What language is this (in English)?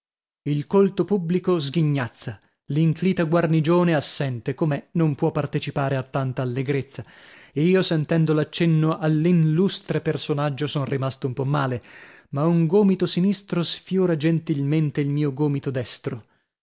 Italian